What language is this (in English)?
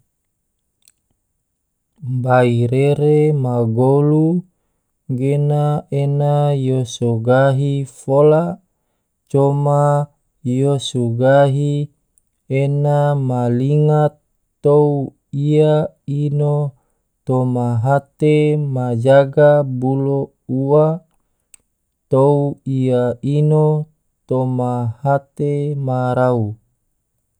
Tidore